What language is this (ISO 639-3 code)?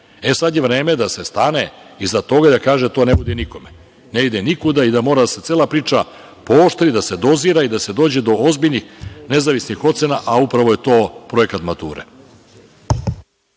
srp